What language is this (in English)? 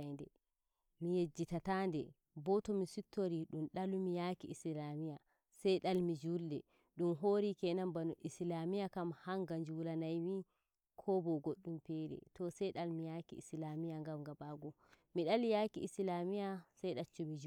Nigerian Fulfulde